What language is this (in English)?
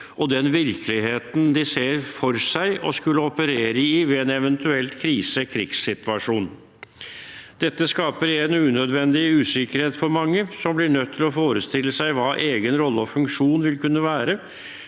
Norwegian